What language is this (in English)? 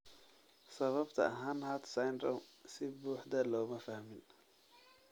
Somali